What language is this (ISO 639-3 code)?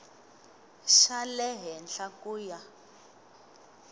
tso